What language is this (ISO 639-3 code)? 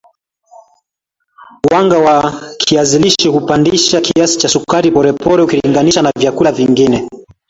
swa